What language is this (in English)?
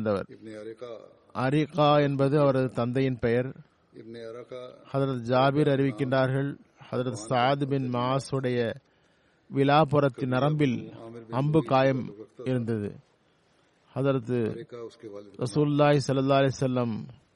Tamil